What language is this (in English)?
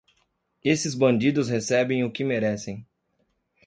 Portuguese